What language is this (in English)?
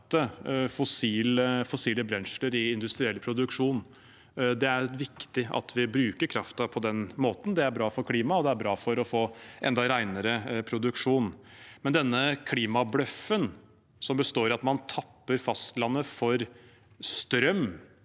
Norwegian